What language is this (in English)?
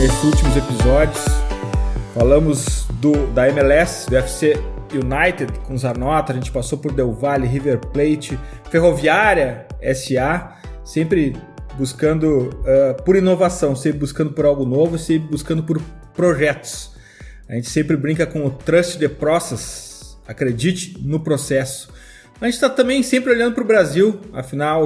Portuguese